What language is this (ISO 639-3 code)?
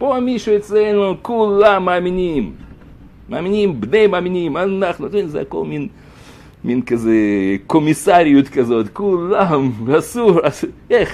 heb